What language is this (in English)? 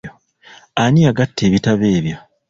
Ganda